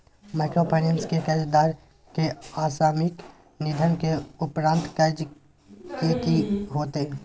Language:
Maithili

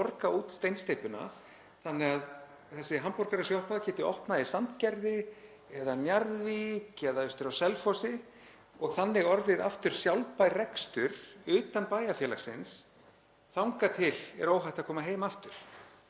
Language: Icelandic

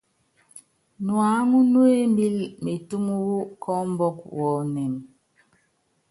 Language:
Yangben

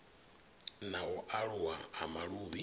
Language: Venda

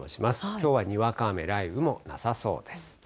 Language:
Japanese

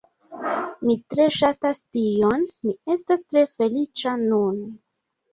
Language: Esperanto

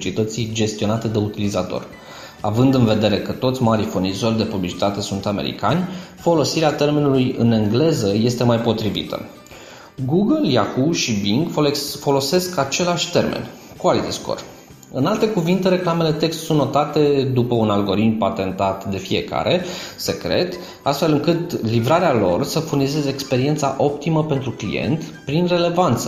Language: Romanian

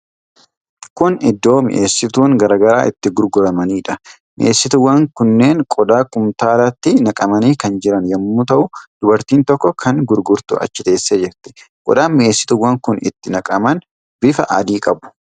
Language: Oromo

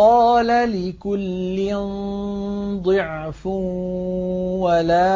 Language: Arabic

